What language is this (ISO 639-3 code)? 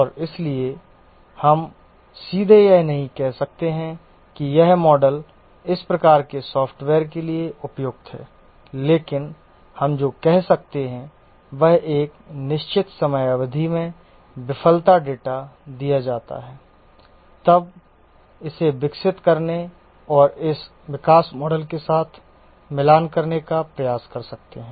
hin